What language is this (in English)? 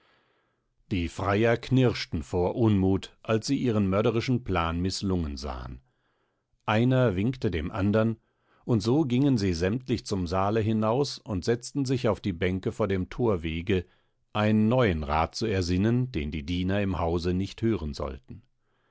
German